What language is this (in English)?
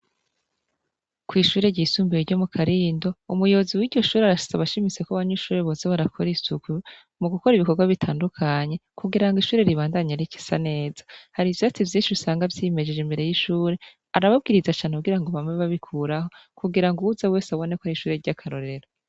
Rundi